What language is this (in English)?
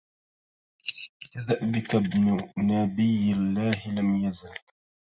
Arabic